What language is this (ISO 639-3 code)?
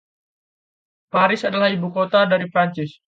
ind